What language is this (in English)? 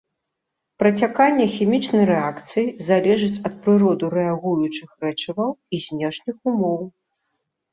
Belarusian